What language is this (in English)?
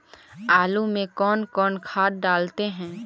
Magahi